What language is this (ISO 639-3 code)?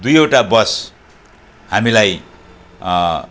nep